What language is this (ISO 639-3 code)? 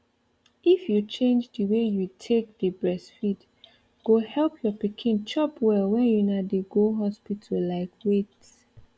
pcm